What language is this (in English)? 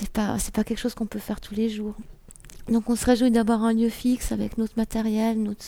French